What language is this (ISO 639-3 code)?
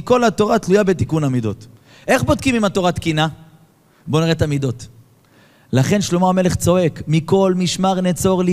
heb